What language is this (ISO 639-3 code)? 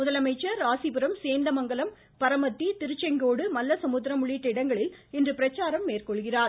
tam